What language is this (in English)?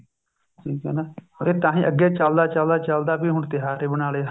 Punjabi